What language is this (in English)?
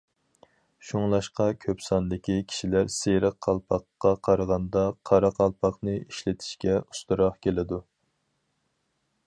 Uyghur